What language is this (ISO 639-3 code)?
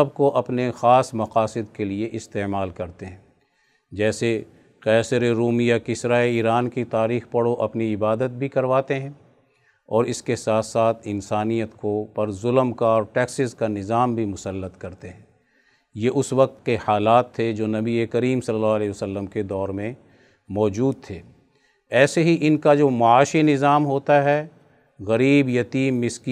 urd